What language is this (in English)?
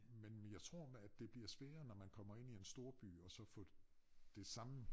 Danish